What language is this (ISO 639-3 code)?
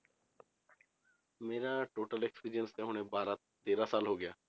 pan